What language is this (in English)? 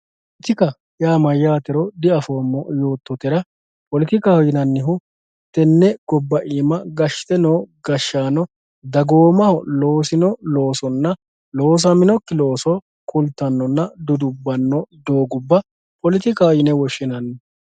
Sidamo